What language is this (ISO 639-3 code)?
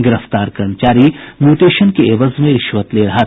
hin